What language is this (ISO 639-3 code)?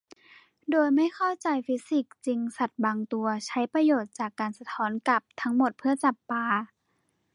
tha